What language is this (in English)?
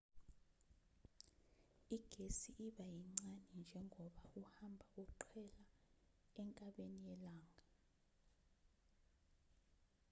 Zulu